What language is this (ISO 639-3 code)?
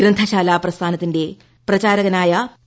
mal